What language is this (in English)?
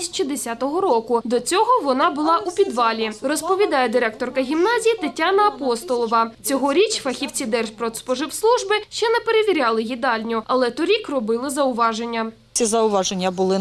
Ukrainian